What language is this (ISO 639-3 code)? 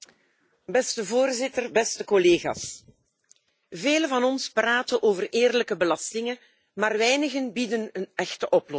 nld